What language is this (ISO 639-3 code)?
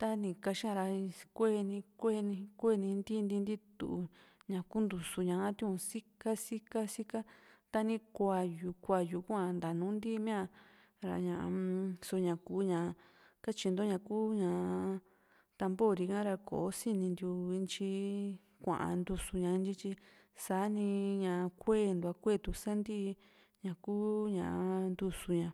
vmc